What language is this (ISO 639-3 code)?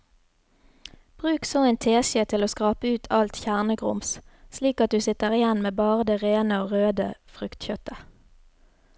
nor